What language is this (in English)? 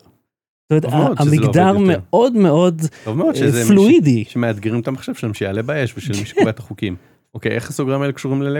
Hebrew